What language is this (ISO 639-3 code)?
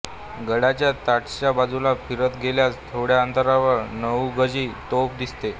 mar